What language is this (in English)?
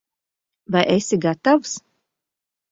Latvian